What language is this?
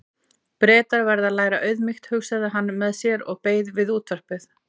Icelandic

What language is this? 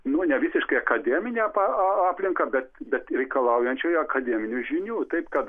Lithuanian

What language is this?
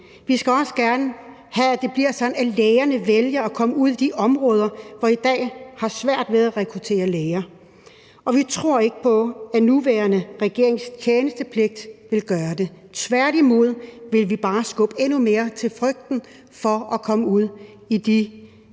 Danish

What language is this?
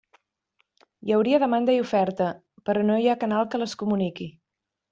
Catalan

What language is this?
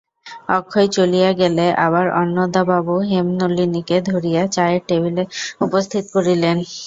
Bangla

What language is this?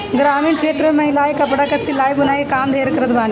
Bhojpuri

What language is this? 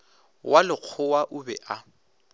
Northern Sotho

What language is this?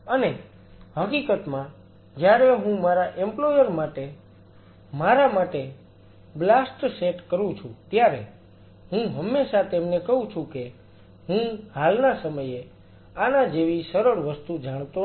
Gujarati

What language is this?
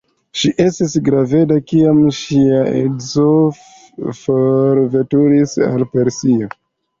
Esperanto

